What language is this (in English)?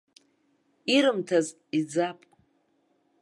Abkhazian